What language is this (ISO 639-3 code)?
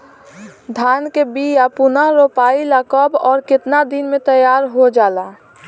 bho